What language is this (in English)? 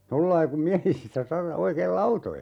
Finnish